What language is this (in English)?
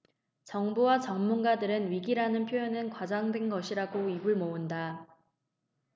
Korean